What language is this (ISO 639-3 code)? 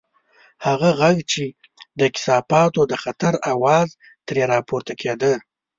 pus